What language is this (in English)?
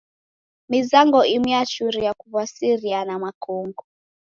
Taita